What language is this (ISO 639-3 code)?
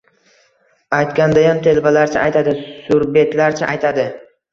uzb